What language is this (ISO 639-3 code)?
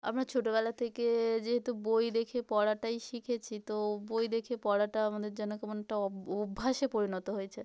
ben